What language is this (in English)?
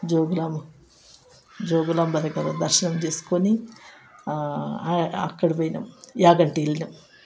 Telugu